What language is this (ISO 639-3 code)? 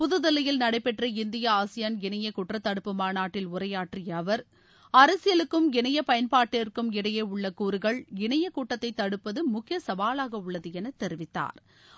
tam